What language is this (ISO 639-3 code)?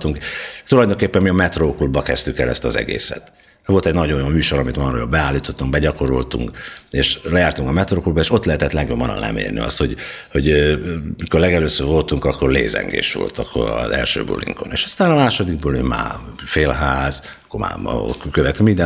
hun